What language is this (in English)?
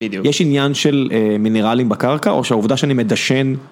Hebrew